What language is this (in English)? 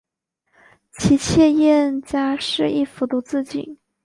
Chinese